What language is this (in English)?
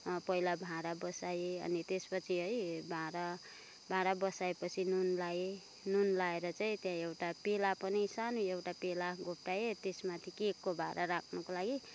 Nepali